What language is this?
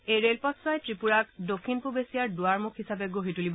Assamese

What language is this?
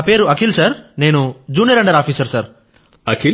Telugu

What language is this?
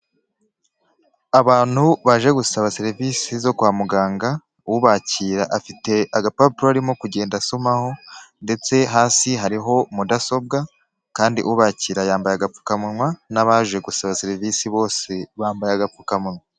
Kinyarwanda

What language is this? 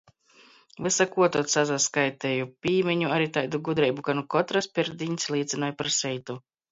Latgalian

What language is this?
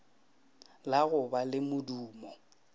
Northern Sotho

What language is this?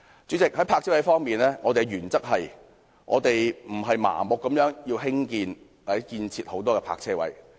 Cantonese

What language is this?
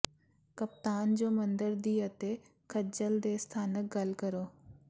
Punjabi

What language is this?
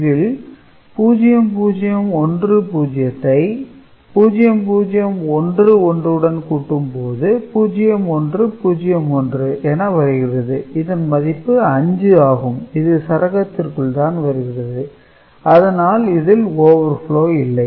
Tamil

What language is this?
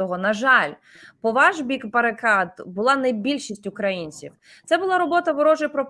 Ukrainian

